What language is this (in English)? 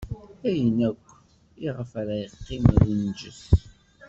Kabyle